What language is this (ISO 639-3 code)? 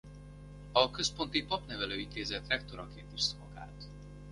hun